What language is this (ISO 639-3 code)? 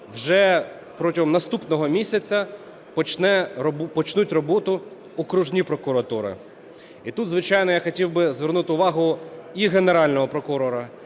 ukr